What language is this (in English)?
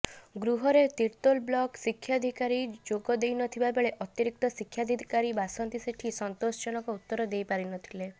Odia